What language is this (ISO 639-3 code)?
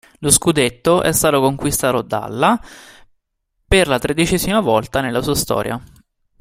ita